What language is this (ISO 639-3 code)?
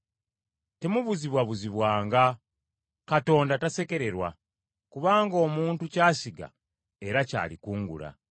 lug